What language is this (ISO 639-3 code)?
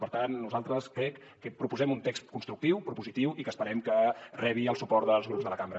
cat